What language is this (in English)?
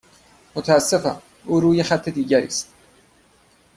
Persian